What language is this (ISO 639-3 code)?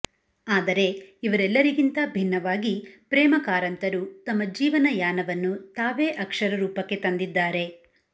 kan